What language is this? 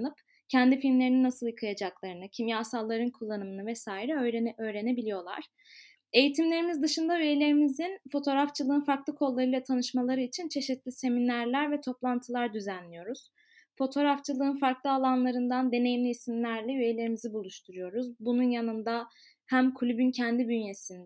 Turkish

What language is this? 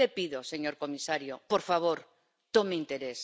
Spanish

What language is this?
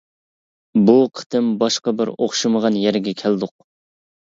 Uyghur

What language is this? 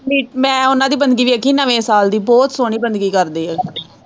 Punjabi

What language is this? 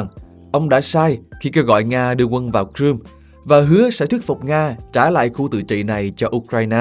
Vietnamese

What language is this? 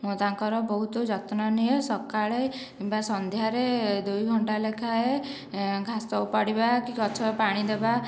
Odia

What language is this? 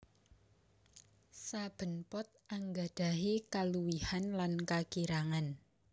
Javanese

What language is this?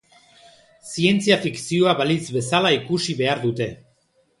Basque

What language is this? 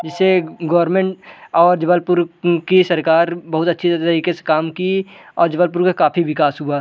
Hindi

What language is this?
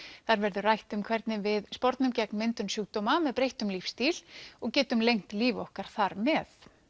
Icelandic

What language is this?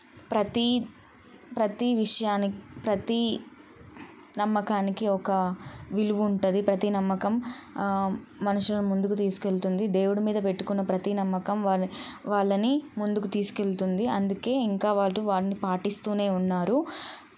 Telugu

